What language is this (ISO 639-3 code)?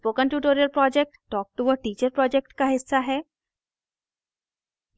hin